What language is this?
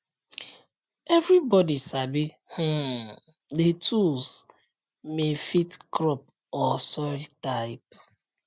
Nigerian Pidgin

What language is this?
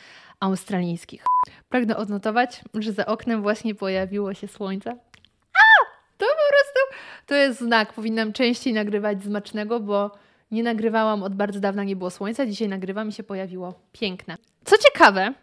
Polish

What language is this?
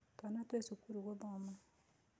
Kikuyu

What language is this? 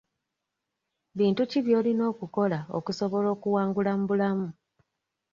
Ganda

